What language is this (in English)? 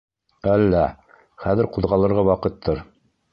Bashkir